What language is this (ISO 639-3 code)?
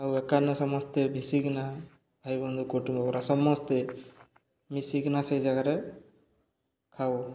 ori